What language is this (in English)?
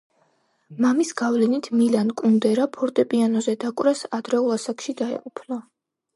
Georgian